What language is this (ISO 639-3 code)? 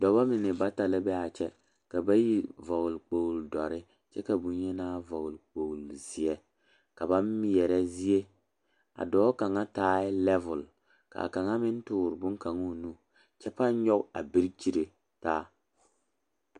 dga